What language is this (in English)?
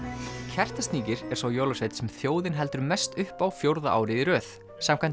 Icelandic